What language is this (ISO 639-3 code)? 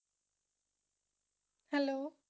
pan